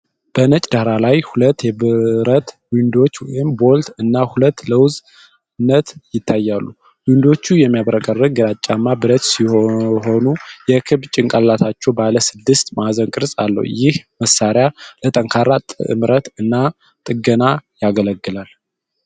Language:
Amharic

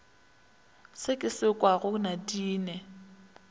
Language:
Northern Sotho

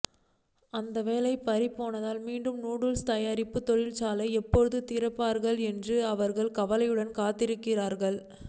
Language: Tamil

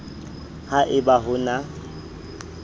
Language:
Southern Sotho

